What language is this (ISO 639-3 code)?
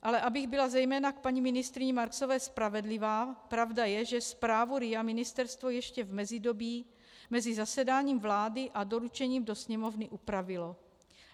ces